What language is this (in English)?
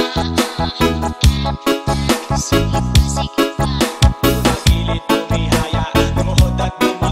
Thai